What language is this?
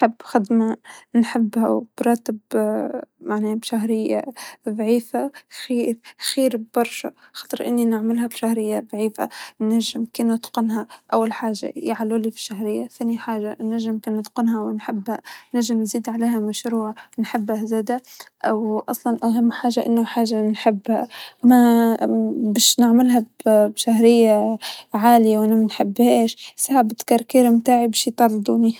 Tunisian Arabic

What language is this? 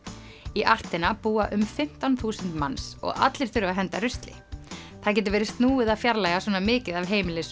Icelandic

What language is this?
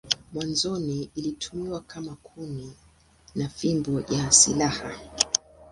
Swahili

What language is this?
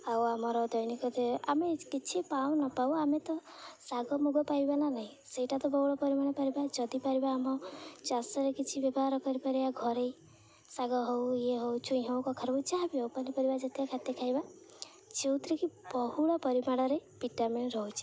Odia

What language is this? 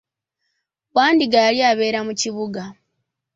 Ganda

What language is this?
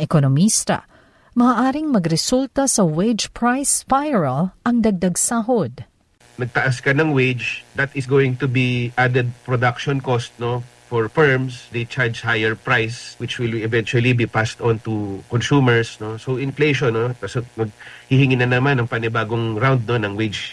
Filipino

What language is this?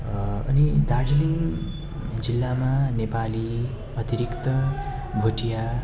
Nepali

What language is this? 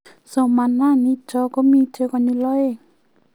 Kalenjin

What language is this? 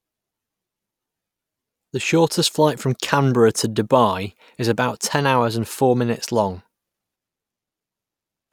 English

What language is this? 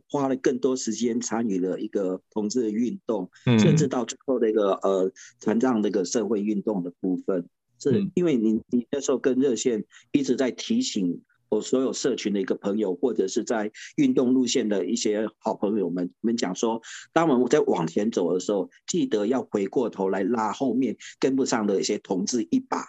Chinese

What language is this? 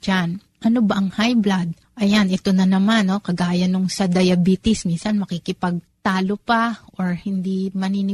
Filipino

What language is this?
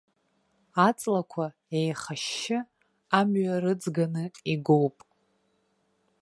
Abkhazian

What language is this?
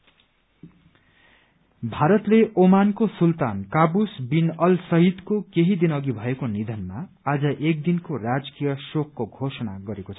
Nepali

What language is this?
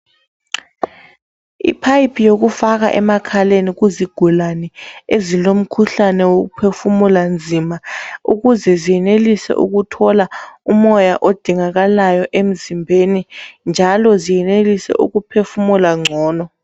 North Ndebele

